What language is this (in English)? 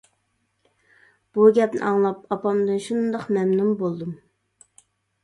Uyghur